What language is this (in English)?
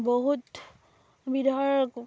Assamese